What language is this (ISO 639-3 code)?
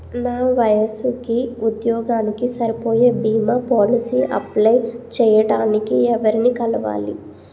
tel